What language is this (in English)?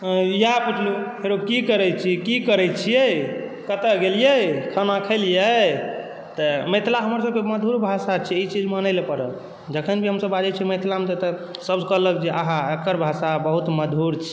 Maithili